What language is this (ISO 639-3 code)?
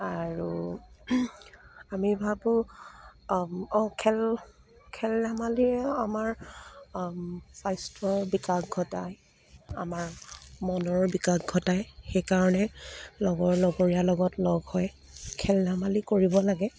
asm